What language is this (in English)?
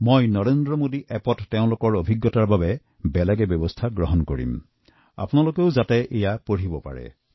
Assamese